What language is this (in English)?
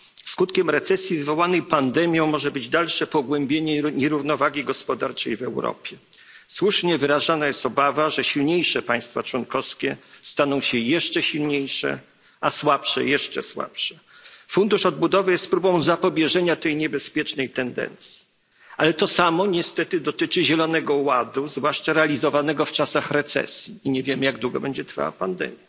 Polish